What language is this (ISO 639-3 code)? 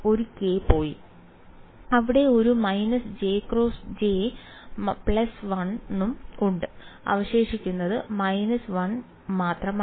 mal